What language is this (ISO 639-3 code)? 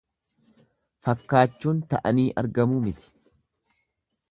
orm